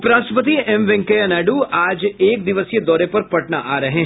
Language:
Hindi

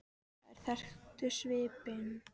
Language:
Icelandic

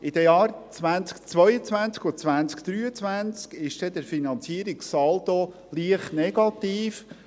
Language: Swiss German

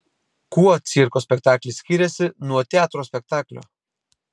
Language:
Lithuanian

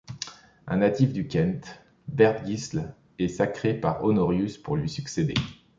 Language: French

